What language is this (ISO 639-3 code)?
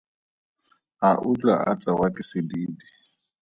tsn